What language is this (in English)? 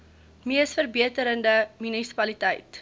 Afrikaans